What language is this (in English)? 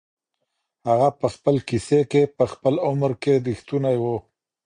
Pashto